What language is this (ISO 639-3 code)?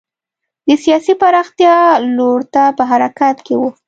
pus